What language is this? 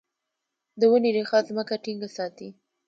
Pashto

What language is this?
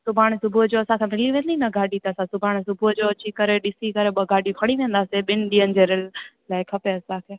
Sindhi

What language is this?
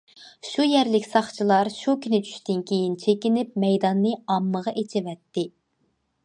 Uyghur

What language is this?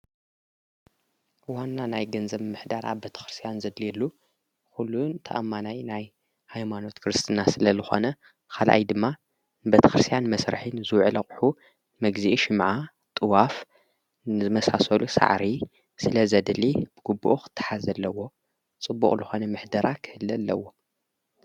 Tigrinya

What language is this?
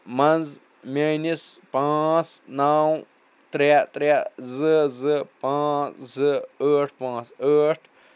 Kashmiri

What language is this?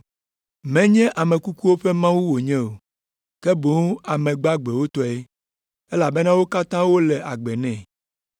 Ewe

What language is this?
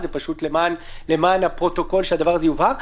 Hebrew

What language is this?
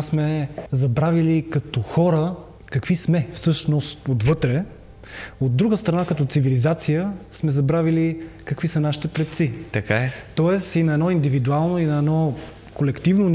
Bulgarian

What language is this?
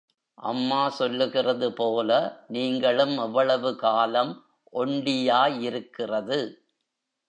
Tamil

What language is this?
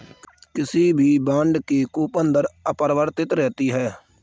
Hindi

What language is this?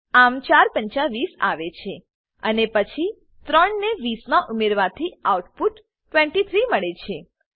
Gujarati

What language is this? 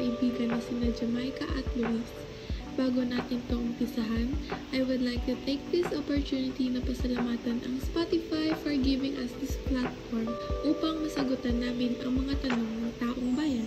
Filipino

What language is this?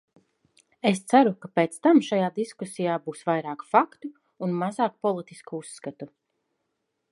Latvian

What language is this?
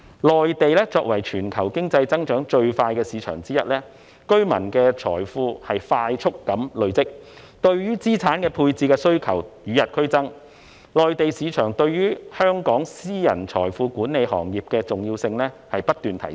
Cantonese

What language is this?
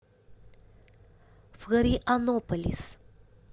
Russian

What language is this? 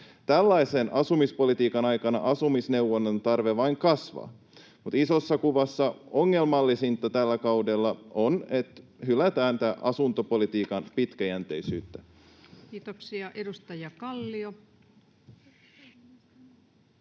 Finnish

